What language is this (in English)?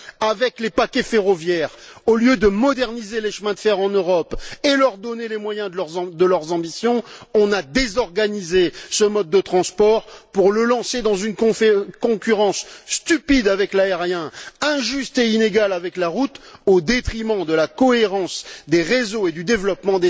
French